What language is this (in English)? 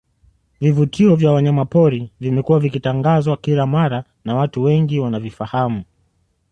Swahili